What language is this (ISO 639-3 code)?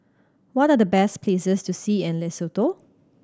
eng